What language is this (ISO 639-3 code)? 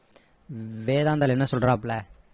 tam